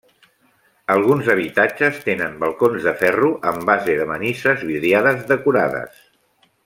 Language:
Catalan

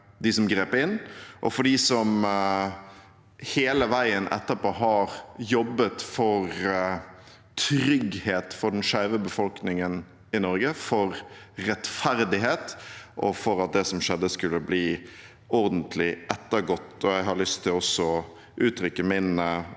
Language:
Norwegian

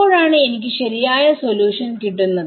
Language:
Malayalam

